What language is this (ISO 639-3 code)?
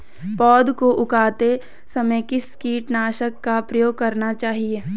hin